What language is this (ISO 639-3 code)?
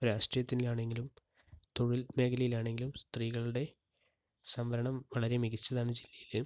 mal